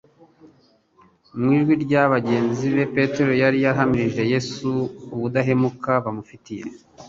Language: Kinyarwanda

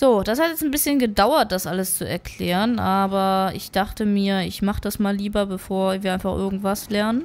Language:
German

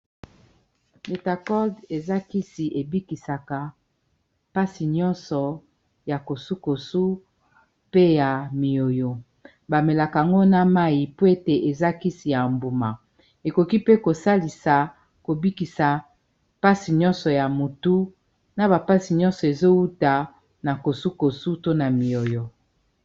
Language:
Lingala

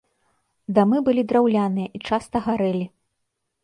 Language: Belarusian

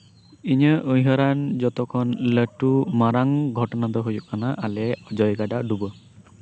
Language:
Santali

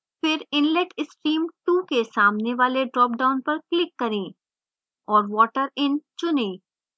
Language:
Hindi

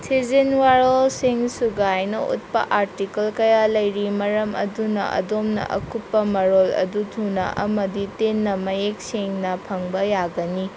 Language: Manipuri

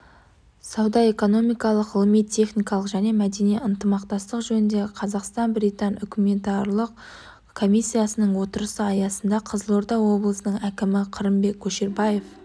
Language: Kazakh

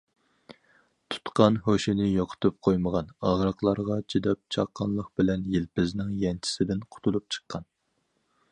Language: Uyghur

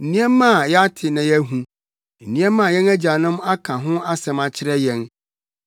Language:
Akan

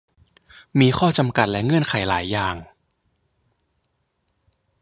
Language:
Thai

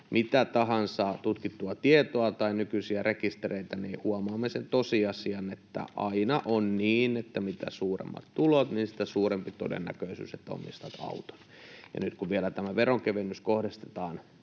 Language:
Finnish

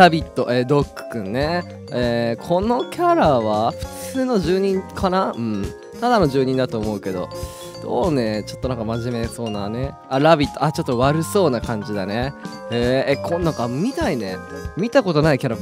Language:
Japanese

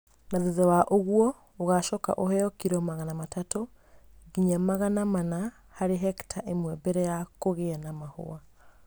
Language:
Kikuyu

